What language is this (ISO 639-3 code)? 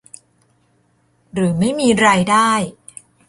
tha